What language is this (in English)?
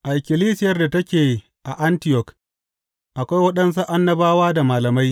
Hausa